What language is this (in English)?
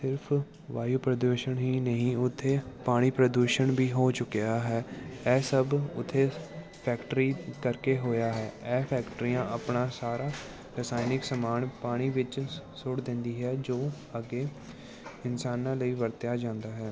Punjabi